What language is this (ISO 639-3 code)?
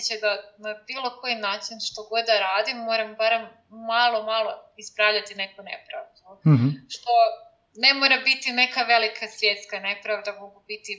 hrv